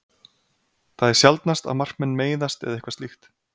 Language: Icelandic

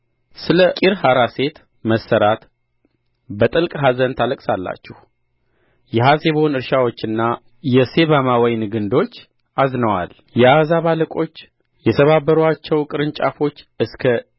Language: Amharic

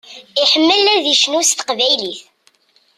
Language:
Kabyle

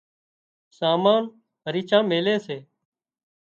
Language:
Wadiyara Koli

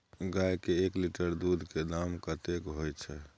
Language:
Maithili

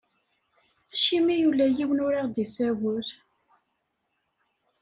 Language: Kabyle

